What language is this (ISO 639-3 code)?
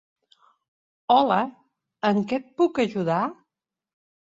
cat